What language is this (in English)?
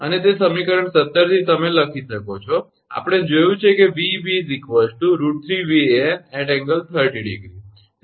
Gujarati